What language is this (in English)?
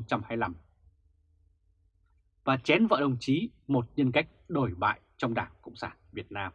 Vietnamese